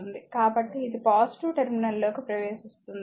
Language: Telugu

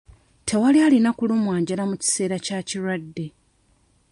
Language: Ganda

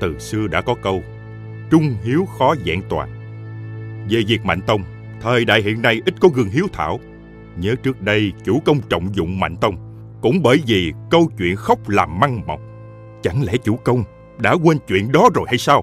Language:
Vietnamese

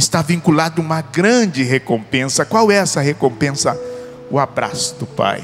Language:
Portuguese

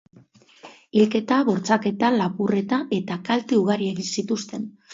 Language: Basque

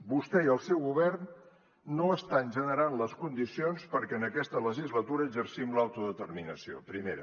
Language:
Catalan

